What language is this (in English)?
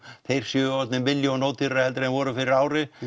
Icelandic